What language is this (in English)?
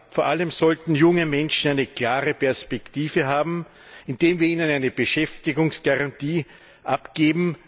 German